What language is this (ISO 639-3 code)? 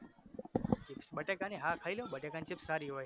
guj